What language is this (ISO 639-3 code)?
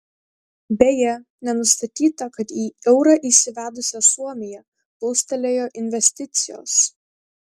lit